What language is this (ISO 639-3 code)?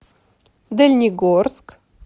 rus